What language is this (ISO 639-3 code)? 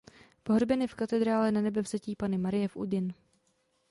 ces